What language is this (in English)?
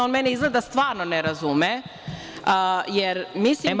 Serbian